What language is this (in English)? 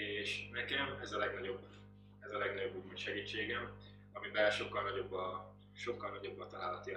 Hungarian